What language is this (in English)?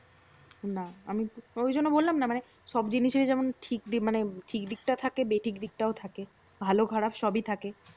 Bangla